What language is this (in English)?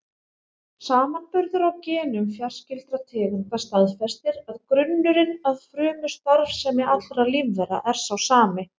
Icelandic